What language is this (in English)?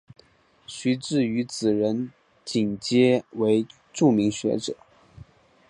Chinese